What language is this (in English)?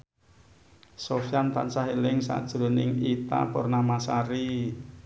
Javanese